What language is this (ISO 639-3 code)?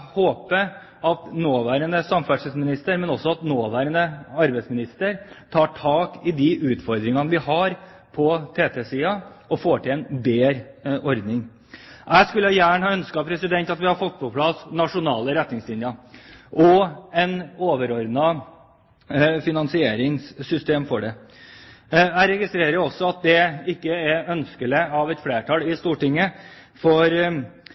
nob